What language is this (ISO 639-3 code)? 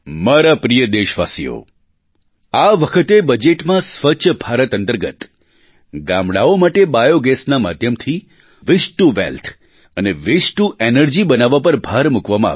guj